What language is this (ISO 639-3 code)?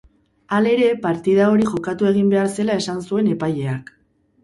eus